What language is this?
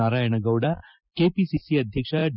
Kannada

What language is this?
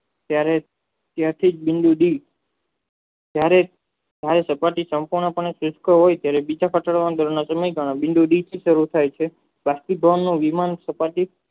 Gujarati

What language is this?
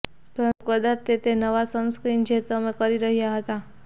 Gujarati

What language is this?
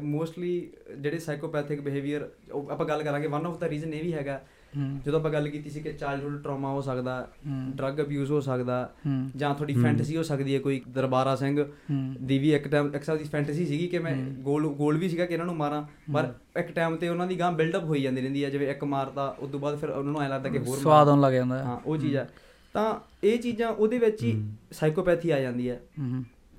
Punjabi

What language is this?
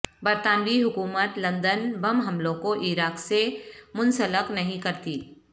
Urdu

